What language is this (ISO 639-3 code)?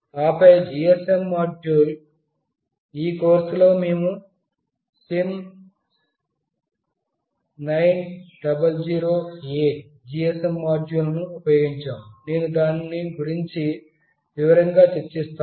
tel